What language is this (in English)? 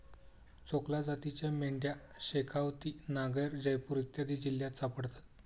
Marathi